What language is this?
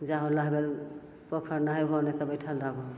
Maithili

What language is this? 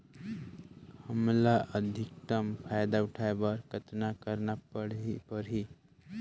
Chhattisgarhi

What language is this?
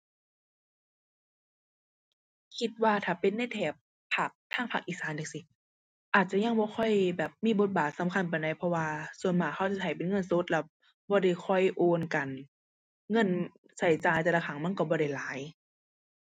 Thai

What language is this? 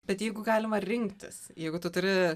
Lithuanian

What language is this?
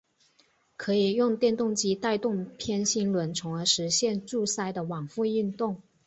Chinese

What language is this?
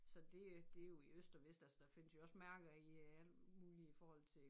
Danish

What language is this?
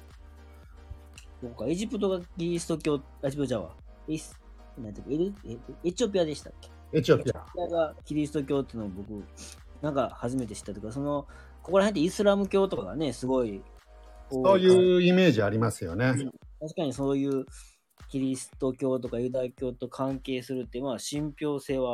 Japanese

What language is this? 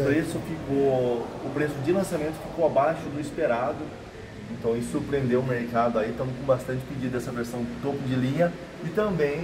Portuguese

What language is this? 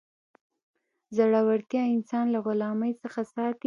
Pashto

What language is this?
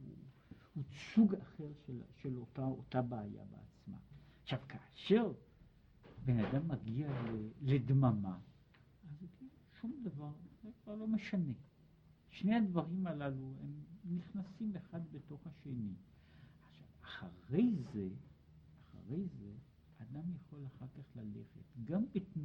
Hebrew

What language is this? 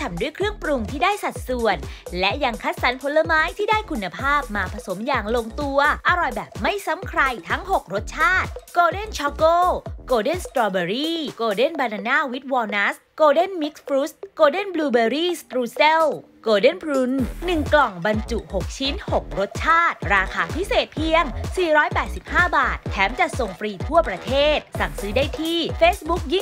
Thai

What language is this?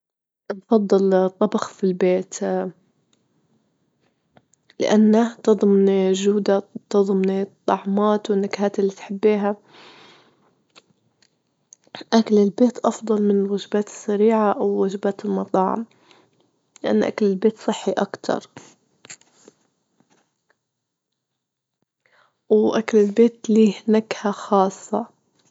Libyan Arabic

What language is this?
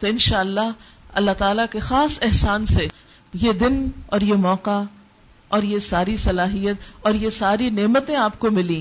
Urdu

